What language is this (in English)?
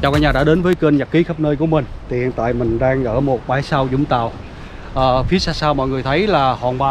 Vietnamese